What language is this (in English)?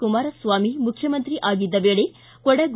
Kannada